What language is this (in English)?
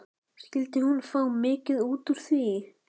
Icelandic